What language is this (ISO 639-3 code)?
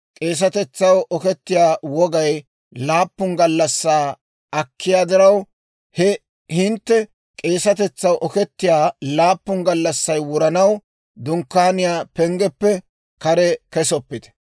dwr